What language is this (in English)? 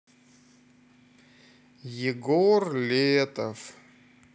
Russian